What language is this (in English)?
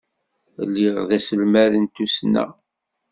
Kabyle